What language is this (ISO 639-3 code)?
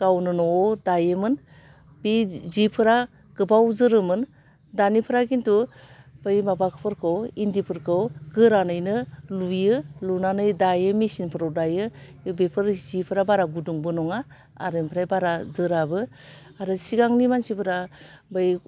brx